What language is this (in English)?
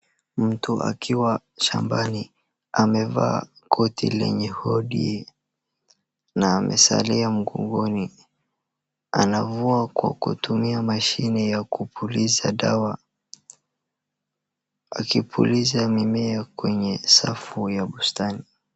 Swahili